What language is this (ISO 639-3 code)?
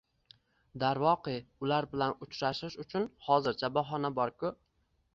uzb